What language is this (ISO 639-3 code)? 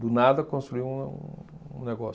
por